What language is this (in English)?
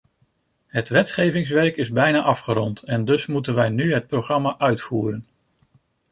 Dutch